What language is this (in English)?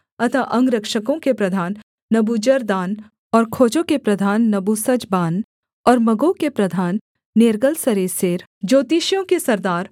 Hindi